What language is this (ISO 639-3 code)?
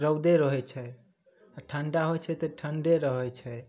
mai